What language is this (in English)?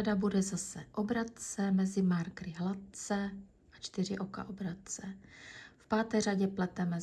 Czech